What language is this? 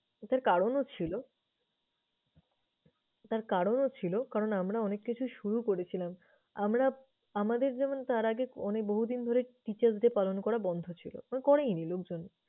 Bangla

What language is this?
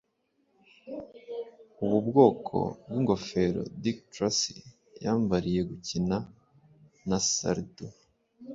Kinyarwanda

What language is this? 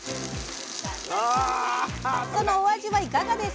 Japanese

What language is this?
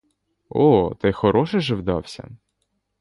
Ukrainian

